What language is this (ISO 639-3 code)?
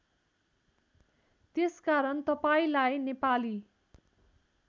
nep